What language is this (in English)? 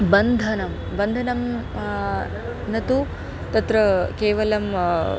Sanskrit